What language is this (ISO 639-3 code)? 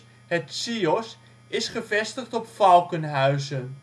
nld